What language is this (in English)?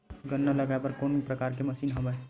Chhattisgarhi